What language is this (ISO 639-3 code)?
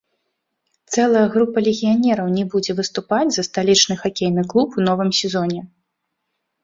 bel